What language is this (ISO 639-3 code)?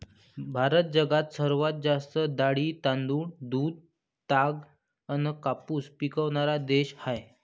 mar